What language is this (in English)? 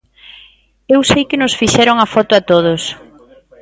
Galician